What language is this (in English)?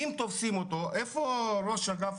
Hebrew